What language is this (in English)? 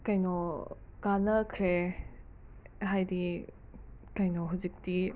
Manipuri